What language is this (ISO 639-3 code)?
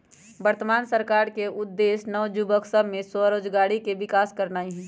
mag